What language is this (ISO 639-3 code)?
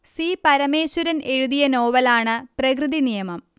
mal